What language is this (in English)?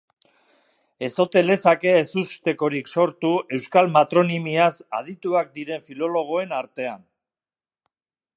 Basque